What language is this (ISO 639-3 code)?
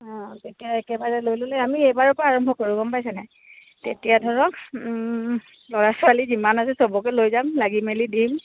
asm